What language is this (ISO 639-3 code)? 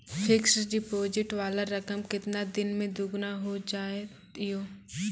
mai